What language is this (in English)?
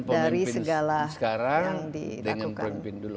Indonesian